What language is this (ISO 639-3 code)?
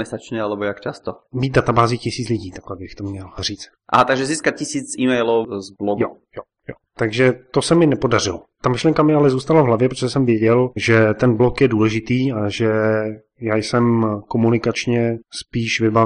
ces